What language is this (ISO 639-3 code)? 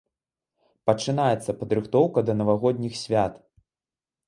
bel